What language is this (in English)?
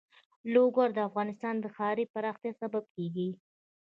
Pashto